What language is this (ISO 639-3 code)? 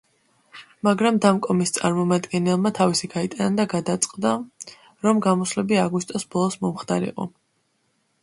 kat